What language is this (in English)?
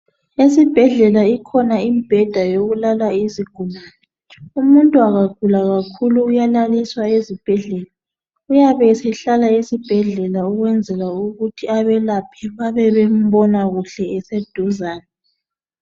North Ndebele